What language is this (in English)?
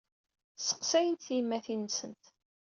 Kabyle